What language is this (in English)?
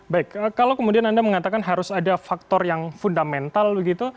Indonesian